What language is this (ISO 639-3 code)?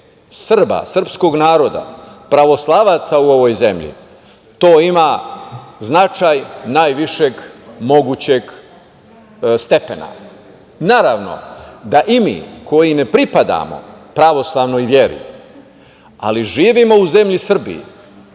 srp